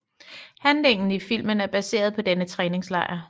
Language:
Danish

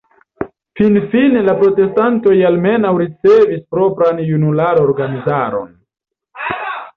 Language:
Esperanto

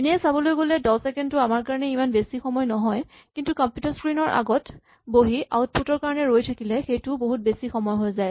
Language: Assamese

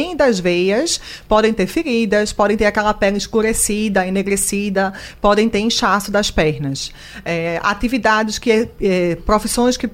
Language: Portuguese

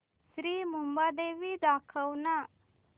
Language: Marathi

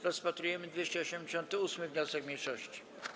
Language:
Polish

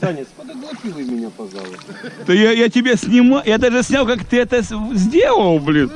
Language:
Russian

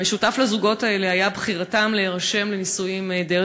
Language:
Hebrew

